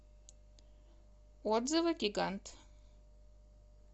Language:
Russian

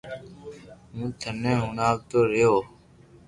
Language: Loarki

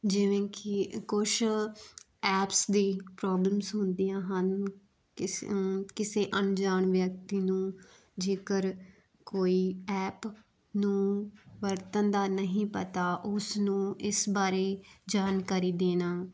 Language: Punjabi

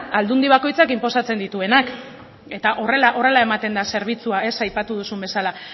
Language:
Basque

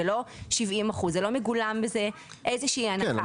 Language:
Hebrew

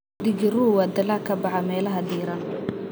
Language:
Somali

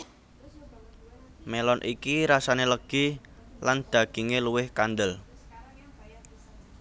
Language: Javanese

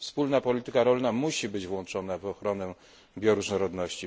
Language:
Polish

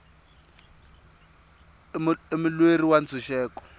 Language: Tsonga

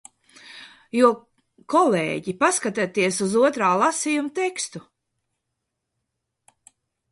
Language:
Latvian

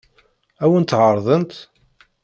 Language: Kabyle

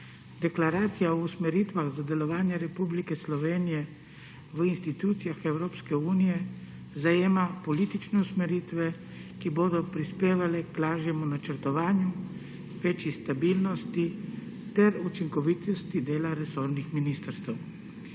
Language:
Slovenian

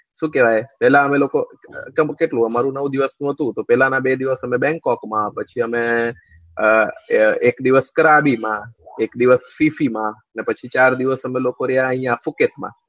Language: Gujarati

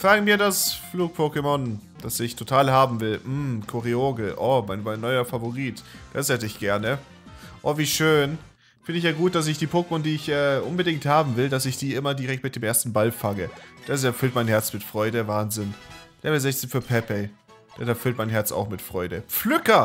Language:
German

